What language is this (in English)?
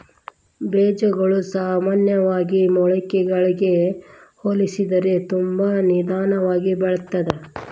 Kannada